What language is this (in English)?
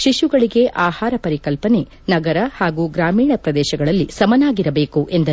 Kannada